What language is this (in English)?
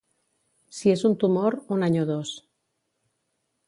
Catalan